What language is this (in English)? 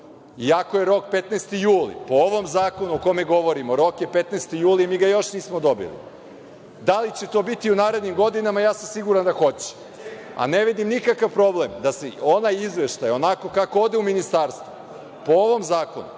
Serbian